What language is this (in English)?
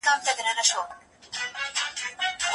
Pashto